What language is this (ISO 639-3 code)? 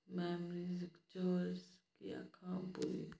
doi